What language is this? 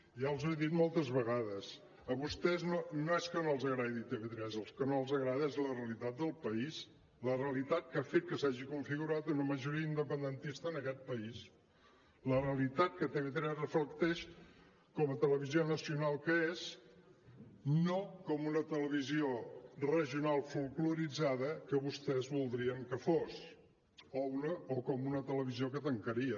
Catalan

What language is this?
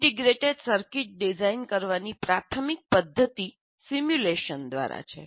Gujarati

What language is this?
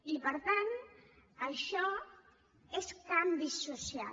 Catalan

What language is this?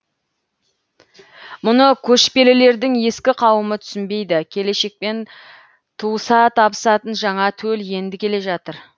Kazakh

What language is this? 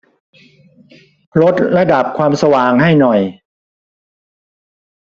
Thai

